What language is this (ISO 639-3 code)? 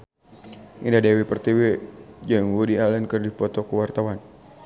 sun